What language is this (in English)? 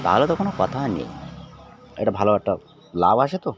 Bangla